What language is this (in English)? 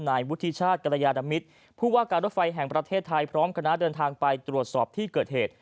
Thai